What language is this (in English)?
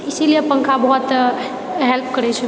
Maithili